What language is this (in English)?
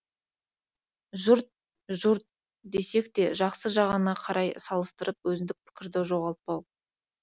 Kazakh